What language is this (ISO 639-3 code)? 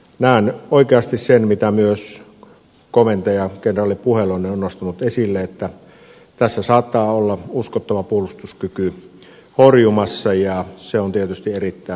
fin